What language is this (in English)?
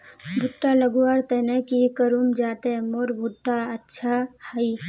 Magahi